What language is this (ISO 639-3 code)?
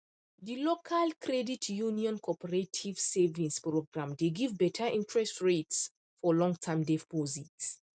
pcm